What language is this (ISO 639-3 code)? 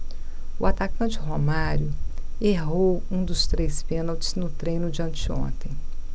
por